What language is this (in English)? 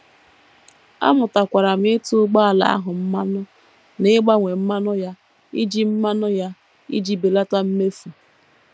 Igbo